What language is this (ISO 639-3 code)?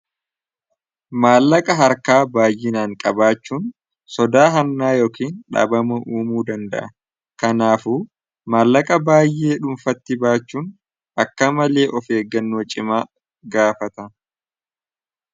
orm